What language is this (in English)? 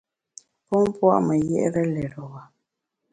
Bamun